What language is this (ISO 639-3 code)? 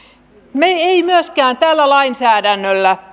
fin